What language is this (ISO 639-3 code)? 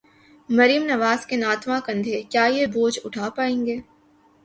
urd